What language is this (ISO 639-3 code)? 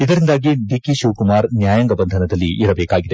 kan